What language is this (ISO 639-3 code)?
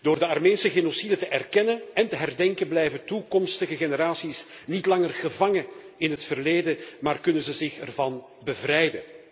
nld